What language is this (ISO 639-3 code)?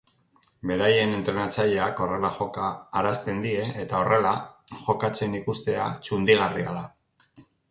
eus